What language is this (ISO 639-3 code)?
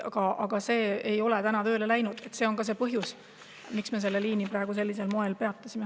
est